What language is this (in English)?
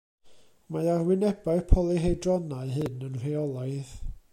Welsh